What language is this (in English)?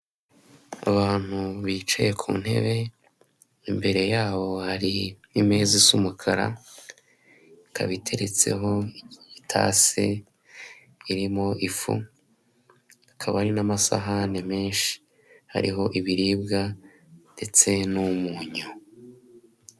Kinyarwanda